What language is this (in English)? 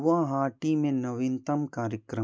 Hindi